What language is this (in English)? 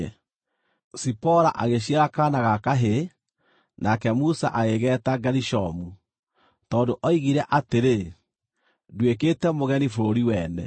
Kikuyu